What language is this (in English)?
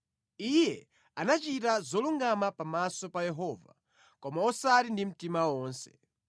Nyanja